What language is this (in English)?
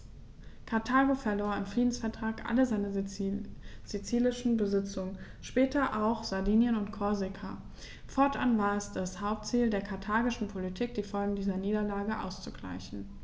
German